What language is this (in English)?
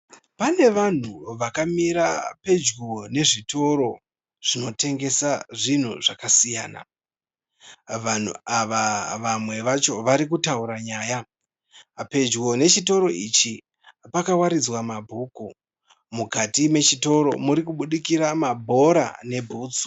Shona